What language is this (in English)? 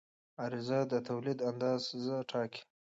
Pashto